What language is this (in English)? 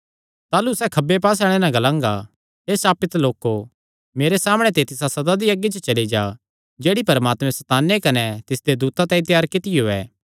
Kangri